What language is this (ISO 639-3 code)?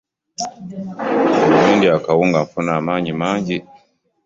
lug